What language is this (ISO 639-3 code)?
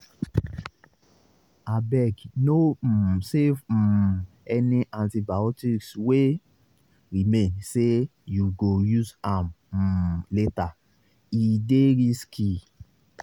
pcm